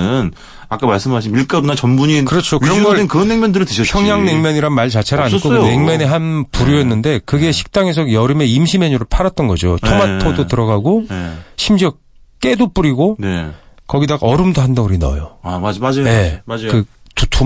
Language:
Korean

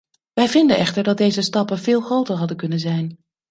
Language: Dutch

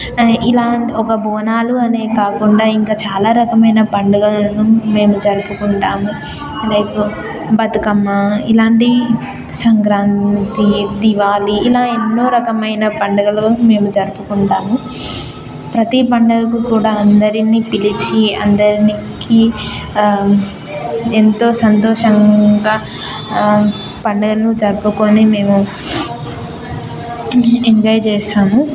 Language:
Telugu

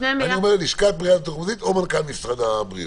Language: Hebrew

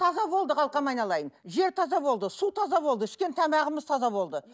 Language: Kazakh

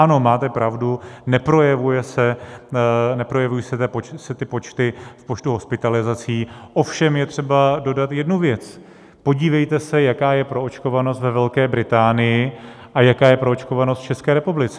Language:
Czech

